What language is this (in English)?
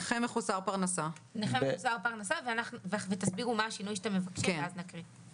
Hebrew